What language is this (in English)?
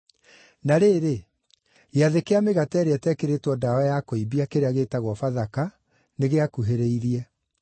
Kikuyu